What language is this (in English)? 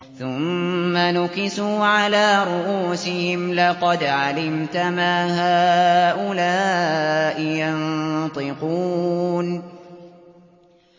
Arabic